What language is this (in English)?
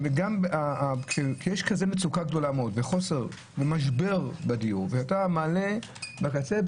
Hebrew